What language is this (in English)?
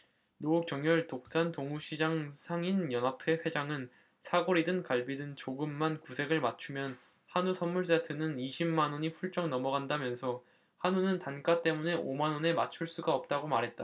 Korean